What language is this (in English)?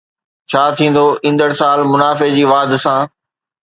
Sindhi